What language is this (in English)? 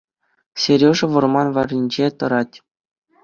Chuvash